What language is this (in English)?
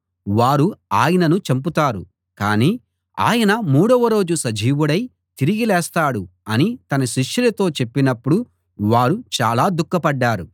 Telugu